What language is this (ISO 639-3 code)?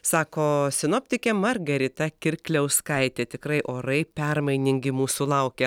lit